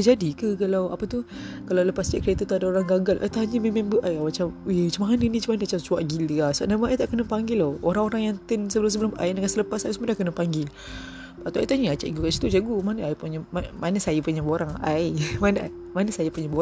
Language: Malay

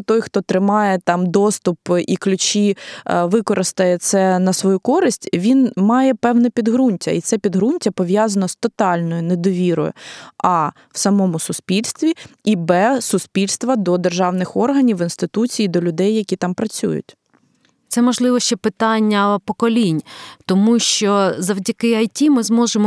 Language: Ukrainian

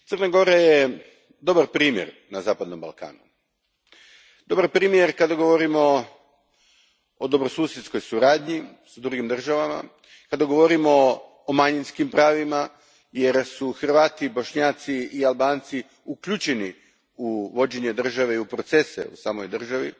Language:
Croatian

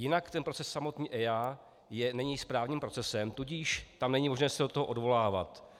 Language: Czech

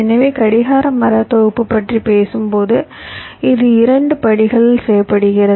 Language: Tamil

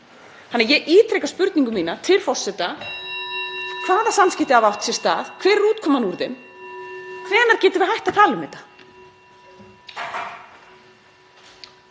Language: Icelandic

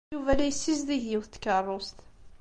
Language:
Kabyle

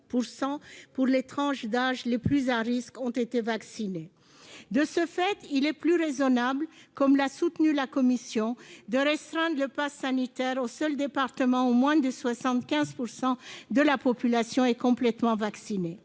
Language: French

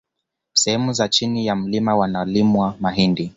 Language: Swahili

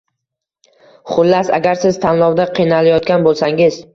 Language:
Uzbek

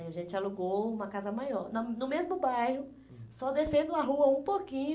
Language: Portuguese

